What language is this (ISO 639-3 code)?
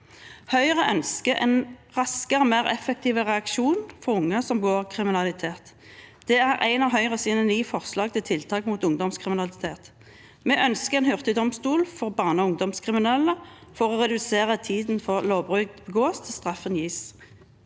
nor